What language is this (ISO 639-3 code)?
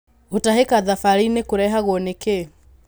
kik